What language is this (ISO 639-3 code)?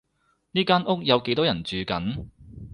yue